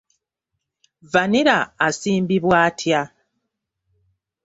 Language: Ganda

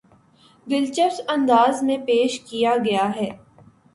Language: Urdu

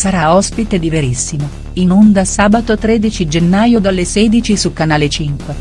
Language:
Italian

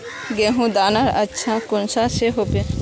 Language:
Magahi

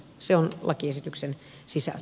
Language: Finnish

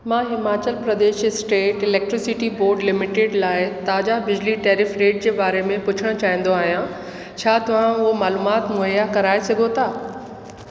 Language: Sindhi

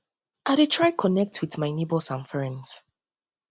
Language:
Nigerian Pidgin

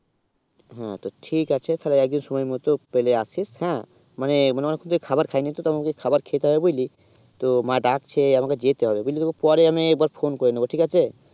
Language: Bangla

